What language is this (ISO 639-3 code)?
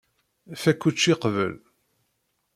kab